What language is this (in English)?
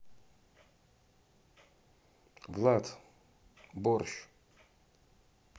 Russian